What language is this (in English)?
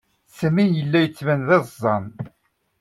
Kabyle